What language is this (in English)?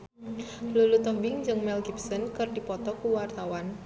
Sundanese